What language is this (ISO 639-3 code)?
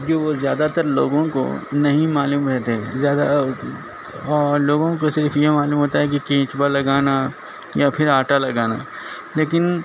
urd